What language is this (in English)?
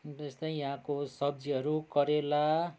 Nepali